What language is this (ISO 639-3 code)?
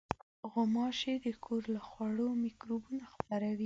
pus